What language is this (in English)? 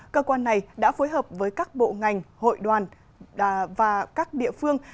Vietnamese